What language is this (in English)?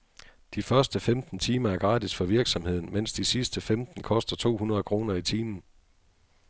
Danish